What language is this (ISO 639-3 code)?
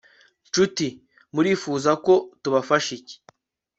kin